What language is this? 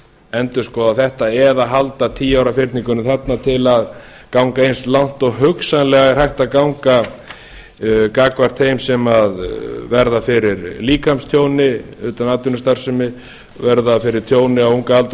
Icelandic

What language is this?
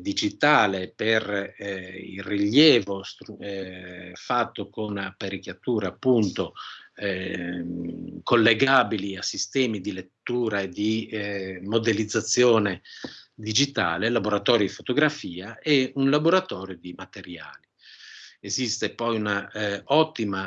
Italian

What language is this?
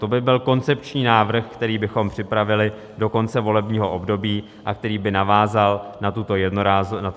Czech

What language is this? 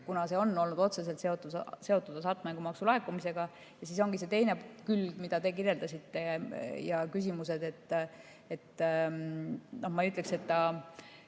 Estonian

